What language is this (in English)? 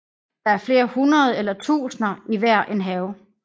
Danish